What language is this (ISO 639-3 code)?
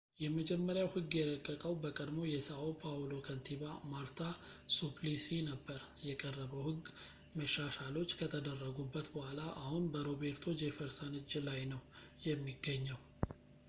amh